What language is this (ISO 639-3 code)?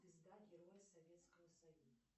rus